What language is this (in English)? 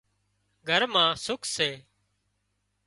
Wadiyara Koli